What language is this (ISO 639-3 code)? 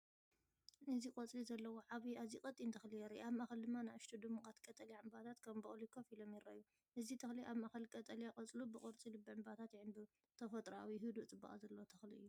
tir